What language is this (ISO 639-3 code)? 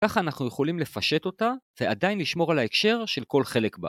heb